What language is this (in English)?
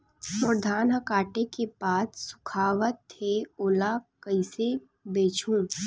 Chhattisgarhi